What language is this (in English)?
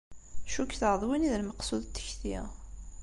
Kabyle